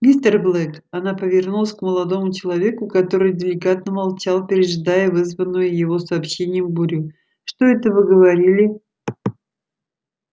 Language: Russian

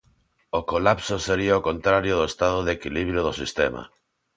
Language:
Galician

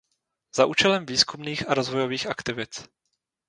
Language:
Czech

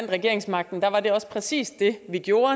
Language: Danish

